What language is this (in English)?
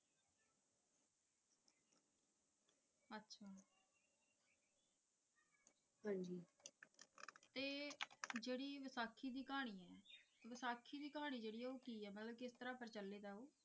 Punjabi